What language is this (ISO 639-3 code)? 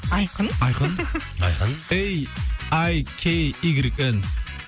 kaz